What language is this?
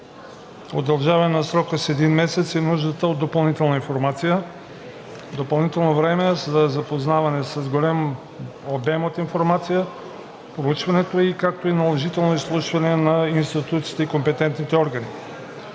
Bulgarian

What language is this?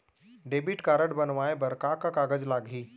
Chhattisgarhi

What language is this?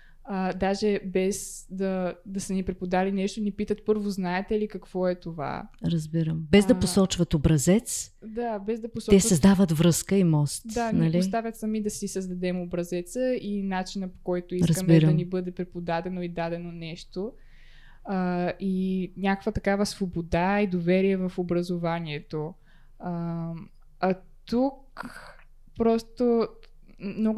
Bulgarian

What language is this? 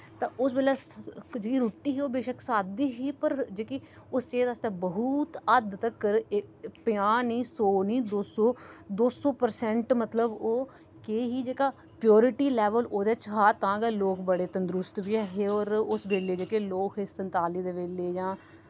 Dogri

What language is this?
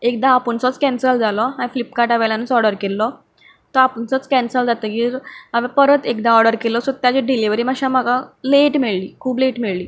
Konkani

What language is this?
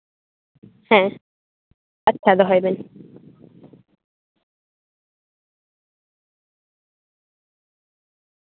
Santali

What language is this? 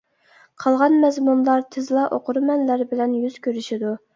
Uyghur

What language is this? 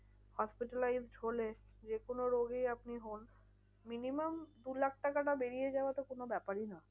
Bangla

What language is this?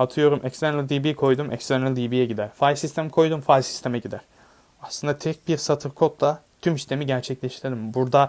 Turkish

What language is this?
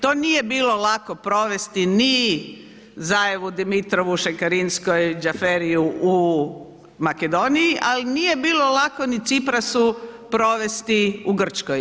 Croatian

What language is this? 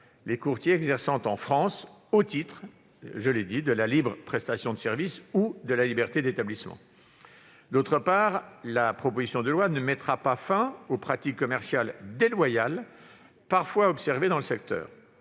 French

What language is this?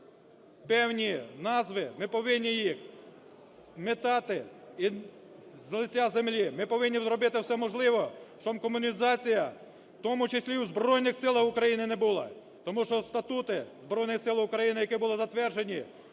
Ukrainian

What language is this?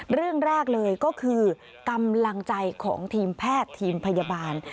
Thai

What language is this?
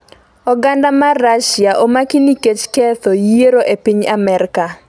Luo (Kenya and Tanzania)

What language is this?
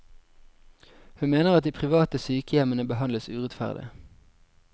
Norwegian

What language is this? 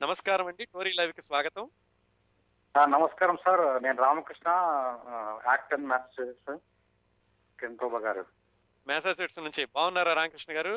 Telugu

